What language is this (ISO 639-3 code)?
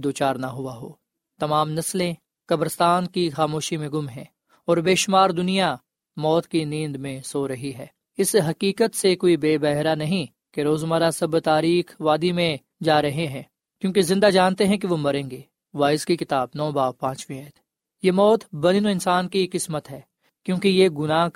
urd